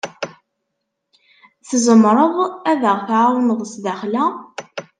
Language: Kabyle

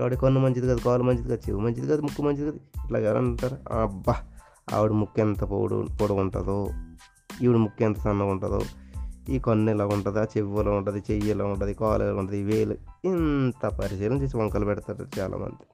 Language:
Telugu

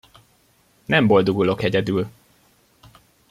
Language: Hungarian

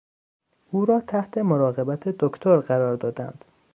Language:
Persian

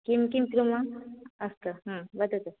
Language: Sanskrit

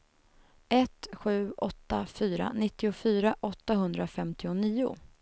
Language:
Swedish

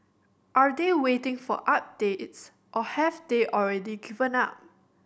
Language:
English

